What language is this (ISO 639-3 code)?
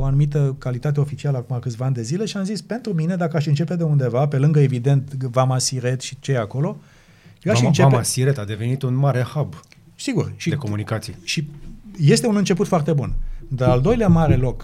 ron